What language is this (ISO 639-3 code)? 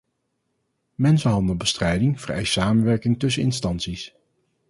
nld